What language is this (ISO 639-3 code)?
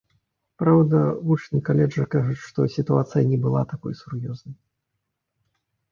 bel